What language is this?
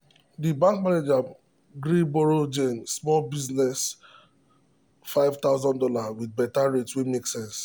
Nigerian Pidgin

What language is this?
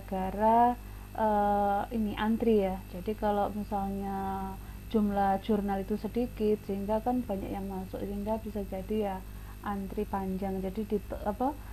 Indonesian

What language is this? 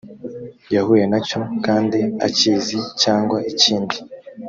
Kinyarwanda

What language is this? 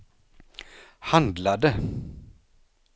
Swedish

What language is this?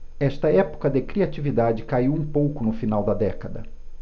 Portuguese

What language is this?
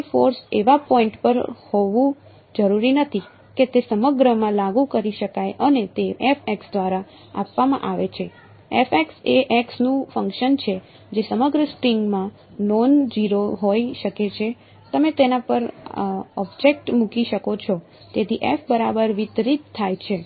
Gujarati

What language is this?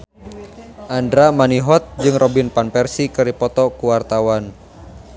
Sundanese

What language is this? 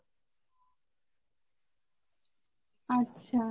Bangla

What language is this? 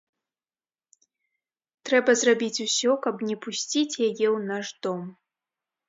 Belarusian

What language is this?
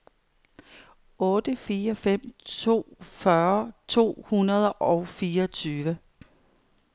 Danish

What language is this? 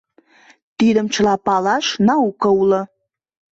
Mari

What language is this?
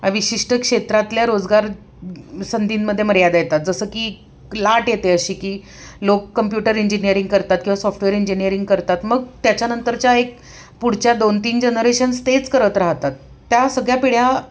Marathi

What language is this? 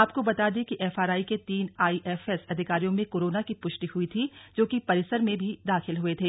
Hindi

